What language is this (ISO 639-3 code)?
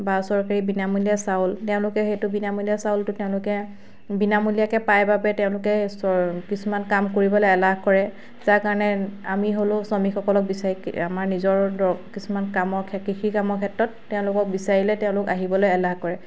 asm